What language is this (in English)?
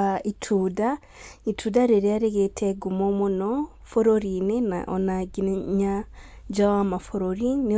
Kikuyu